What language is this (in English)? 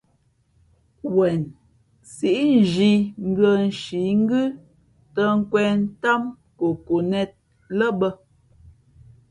Fe'fe'